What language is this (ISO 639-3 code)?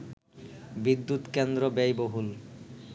ben